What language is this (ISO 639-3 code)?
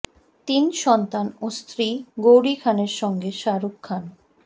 ben